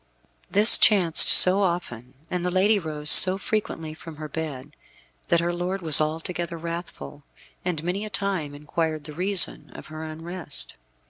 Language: English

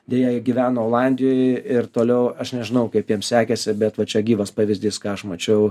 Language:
Lithuanian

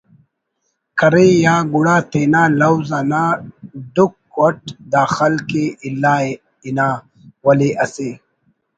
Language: Brahui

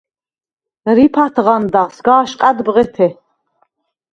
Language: Svan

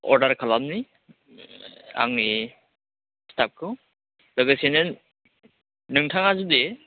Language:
Bodo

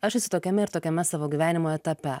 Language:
Lithuanian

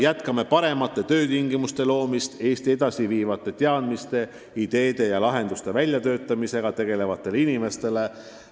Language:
Estonian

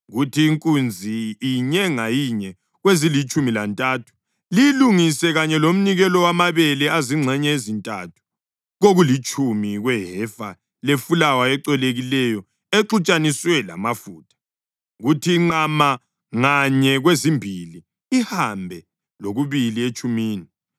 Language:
North Ndebele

